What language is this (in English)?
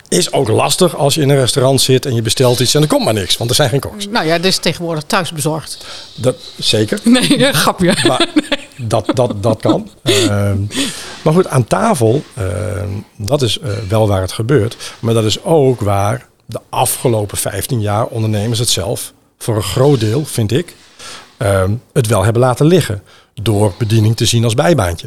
Dutch